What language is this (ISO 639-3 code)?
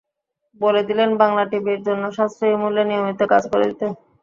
ben